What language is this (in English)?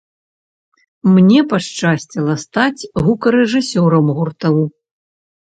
Belarusian